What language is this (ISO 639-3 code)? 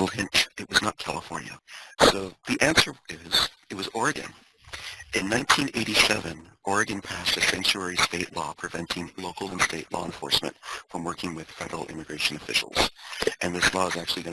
eng